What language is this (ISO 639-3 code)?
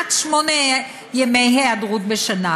heb